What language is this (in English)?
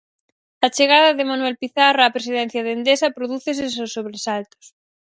Galician